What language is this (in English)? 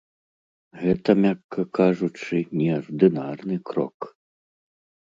Belarusian